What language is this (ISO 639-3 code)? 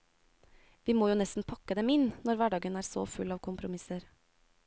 nor